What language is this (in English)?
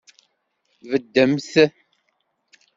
Kabyle